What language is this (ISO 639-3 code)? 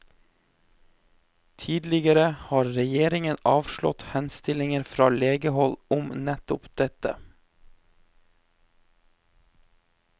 nor